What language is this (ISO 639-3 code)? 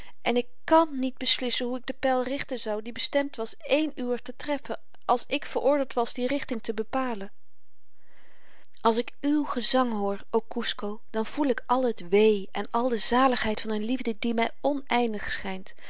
nld